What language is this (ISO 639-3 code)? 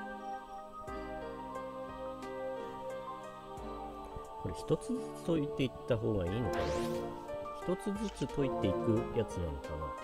jpn